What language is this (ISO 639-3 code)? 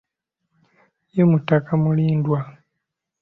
lug